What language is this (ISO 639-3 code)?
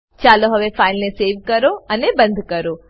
guj